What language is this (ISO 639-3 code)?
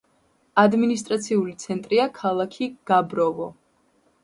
kat